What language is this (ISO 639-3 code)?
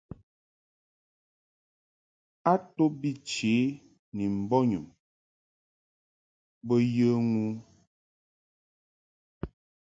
mhk